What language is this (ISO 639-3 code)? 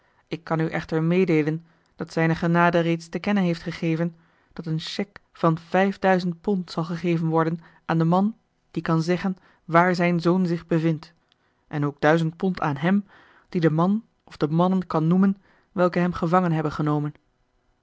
nld